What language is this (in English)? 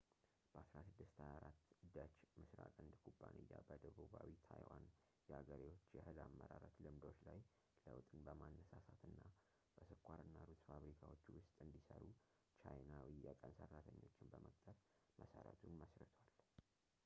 Amharic